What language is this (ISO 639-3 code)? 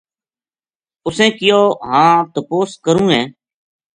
gju